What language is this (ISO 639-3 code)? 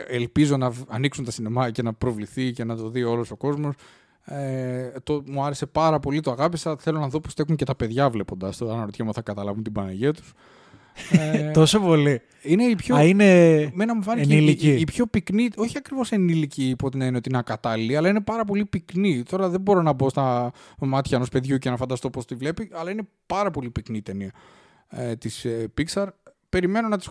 ell